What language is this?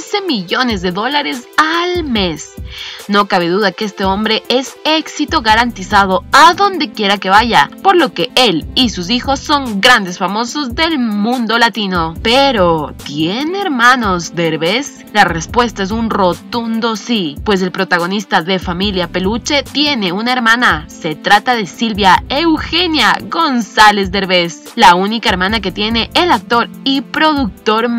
Spanish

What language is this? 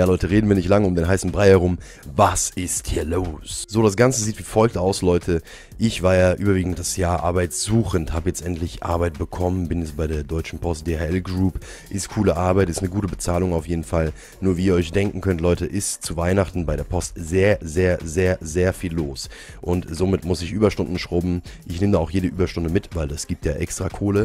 German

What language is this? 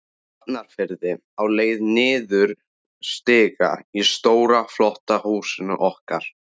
Icelandic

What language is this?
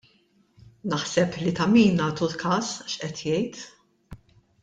Maltese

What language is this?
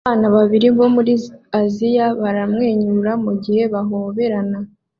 Kinyarwanda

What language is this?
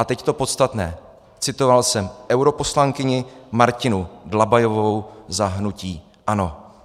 Czech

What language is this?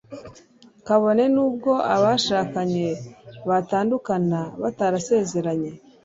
Kinyarwanda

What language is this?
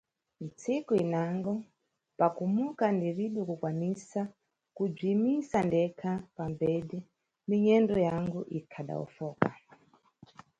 Nyungwe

